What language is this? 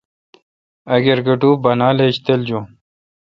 Kalkoti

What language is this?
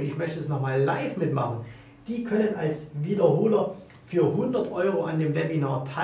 German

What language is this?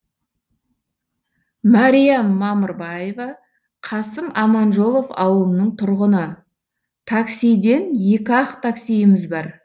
Kazakh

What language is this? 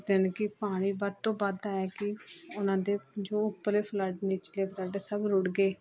Punjabi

